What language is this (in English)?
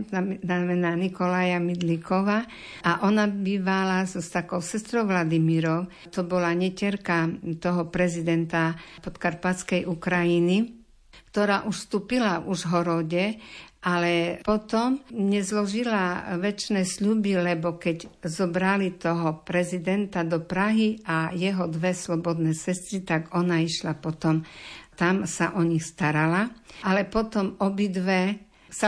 Slovak